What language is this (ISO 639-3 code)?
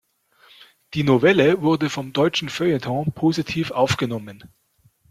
deu